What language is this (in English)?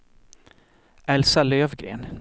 Swedish